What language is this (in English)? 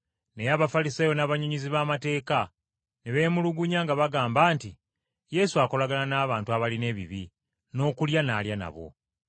Ganda